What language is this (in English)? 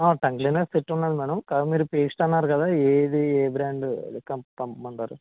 Telugu